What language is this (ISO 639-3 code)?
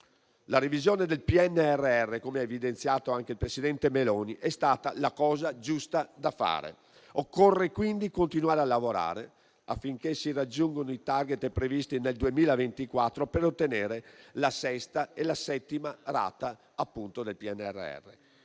ita